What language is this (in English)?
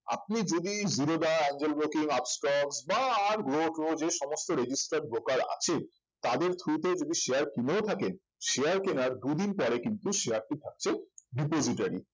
Bangla